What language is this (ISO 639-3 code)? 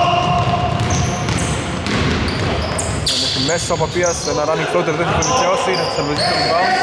ell